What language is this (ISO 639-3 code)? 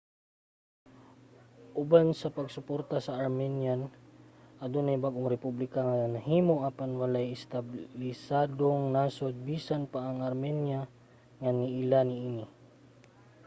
ceb